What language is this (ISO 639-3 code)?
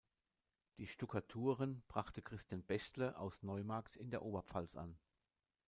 deu